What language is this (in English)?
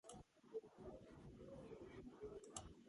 Georgian